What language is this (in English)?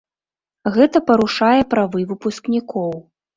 Belarusian